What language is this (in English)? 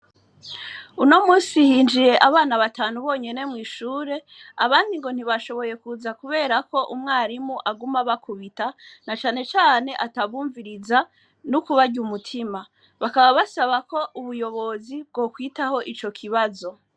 Rundi